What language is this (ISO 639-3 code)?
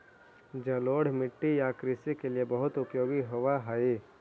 mag